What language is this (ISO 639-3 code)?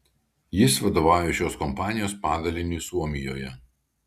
lit